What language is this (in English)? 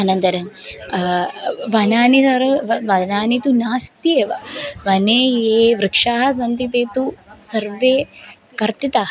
Sanskrit